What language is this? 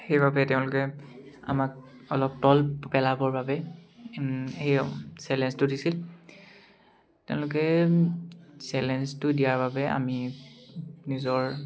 Assamese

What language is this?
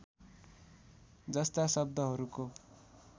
Nepali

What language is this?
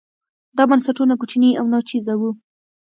Pashto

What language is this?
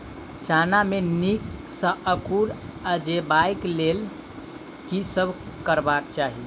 Maithili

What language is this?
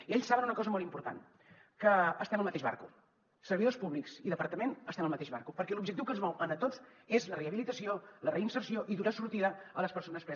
Catalan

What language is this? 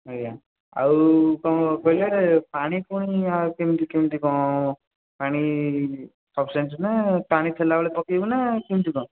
Odia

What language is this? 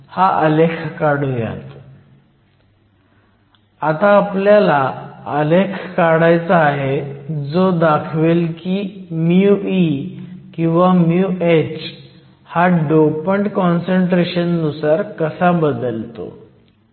Marathi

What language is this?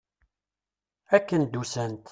Kabyle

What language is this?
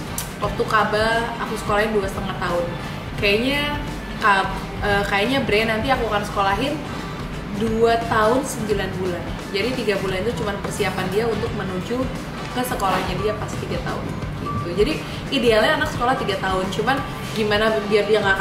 Indonesian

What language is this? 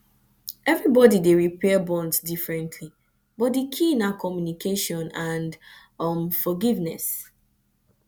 Nigerian Pidgin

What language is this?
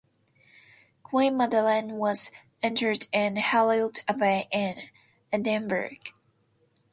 English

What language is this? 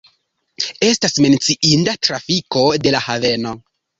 Esperanto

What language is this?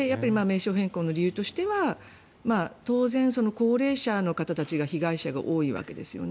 Japanese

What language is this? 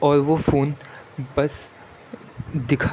Urdu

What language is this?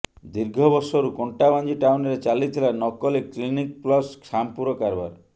Odia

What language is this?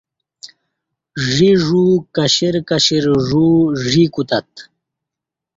Kati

